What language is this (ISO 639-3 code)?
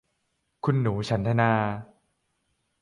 tha